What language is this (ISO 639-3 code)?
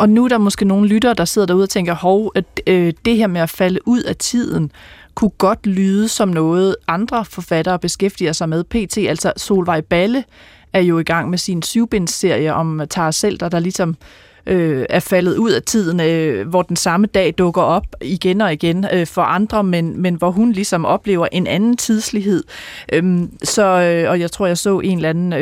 dan